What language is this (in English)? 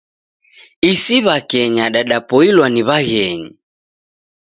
Taita